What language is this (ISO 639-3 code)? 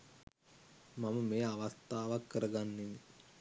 sin